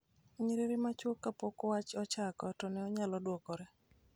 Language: Luo (Kenya and Tanzania)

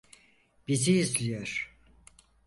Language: Turkish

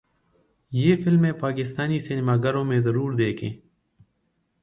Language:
Urdu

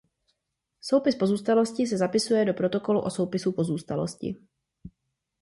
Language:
Czech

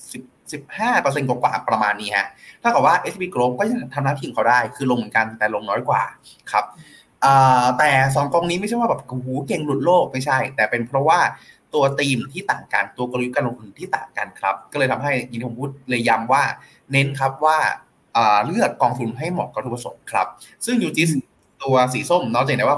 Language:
Thai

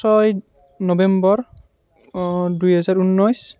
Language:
Assamese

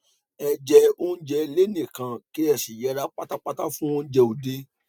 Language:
Yoruba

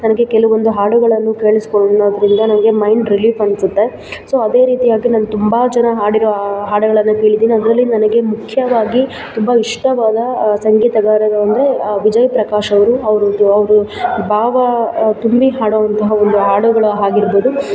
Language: Kannada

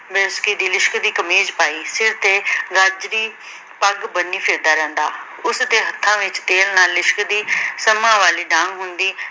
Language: Punjabi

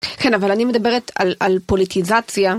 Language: Hebrew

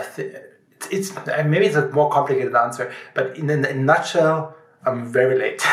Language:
English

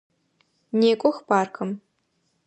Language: Adyghe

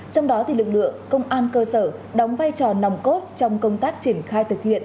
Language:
Vietnamese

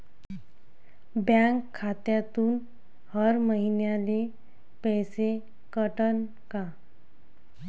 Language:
Marathi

